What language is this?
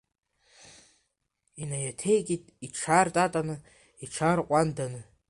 Abkhazian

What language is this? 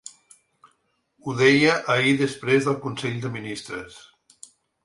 Catalan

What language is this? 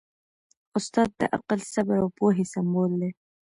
Pashto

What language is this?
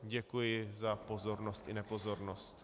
Czech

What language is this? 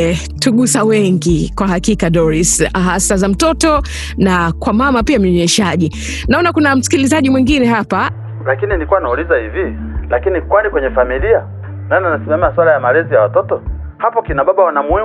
Swahili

